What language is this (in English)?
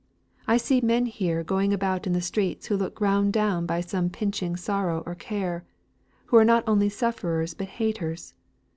English